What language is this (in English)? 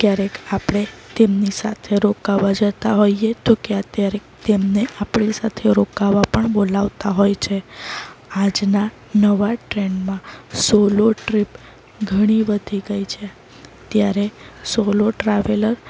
Gujarati